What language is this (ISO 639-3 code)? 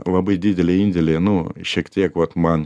lit